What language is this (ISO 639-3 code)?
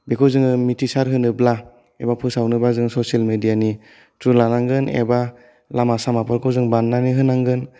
brx